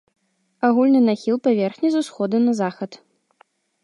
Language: Belarusian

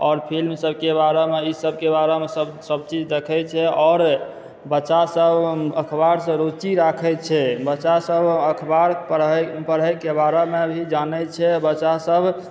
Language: Maithili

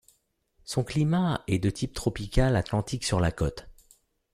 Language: French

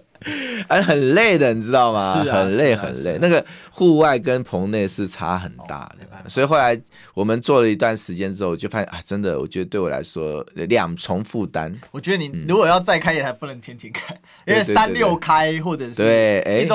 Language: Chinese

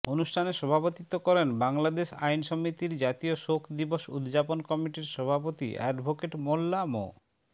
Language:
Bangla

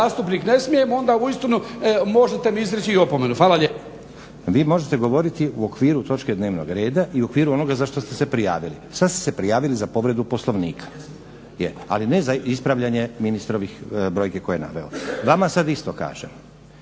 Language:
Croatian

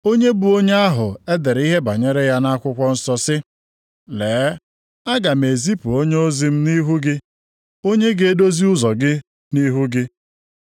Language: Igbo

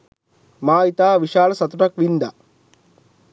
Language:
Sinhala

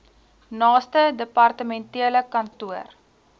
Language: Afrikaans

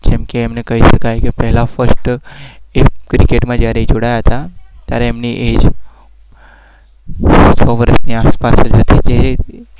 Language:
Gujarati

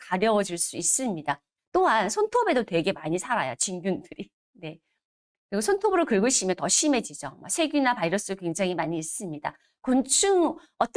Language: Korean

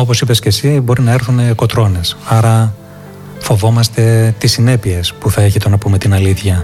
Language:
Greek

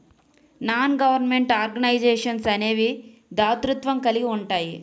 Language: Telugu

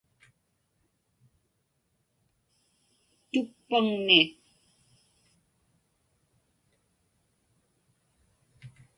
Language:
Inupiaq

